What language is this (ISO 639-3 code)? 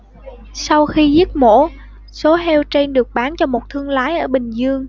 vie